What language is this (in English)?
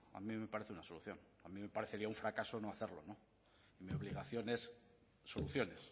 Spanish